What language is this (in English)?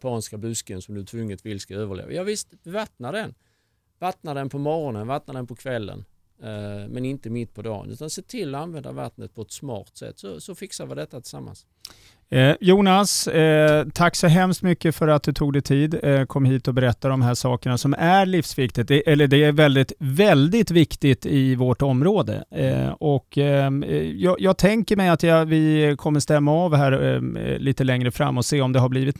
Swedish